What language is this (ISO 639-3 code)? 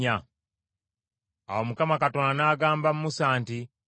lug